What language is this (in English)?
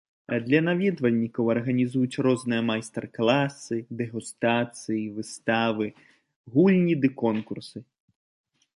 Belarusian